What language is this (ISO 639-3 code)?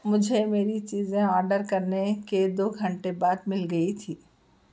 urd